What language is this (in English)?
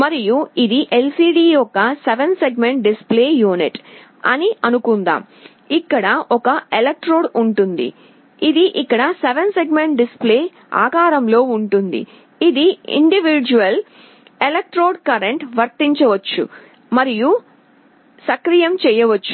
Telugu